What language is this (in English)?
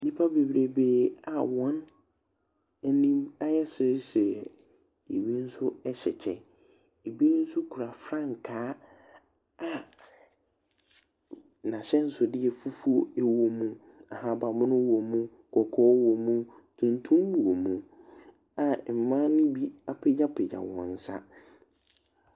Akan